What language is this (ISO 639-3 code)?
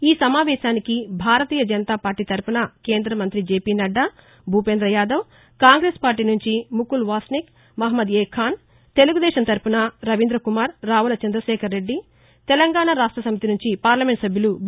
tel